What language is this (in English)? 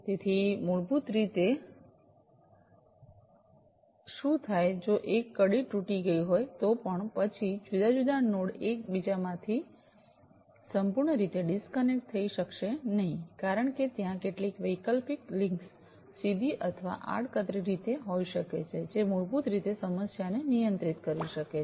Gujarati